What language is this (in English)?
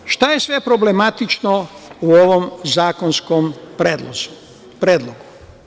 Serbian